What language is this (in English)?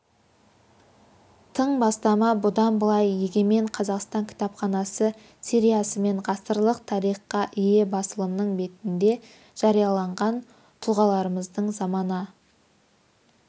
Kazakh